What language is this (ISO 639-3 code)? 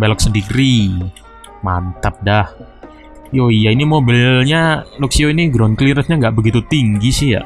ind